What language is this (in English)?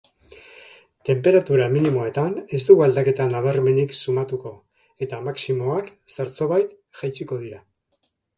Basque